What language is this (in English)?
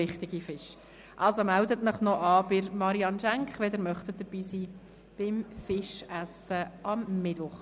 Swiss German